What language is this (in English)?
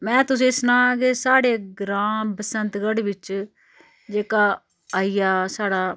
Dogri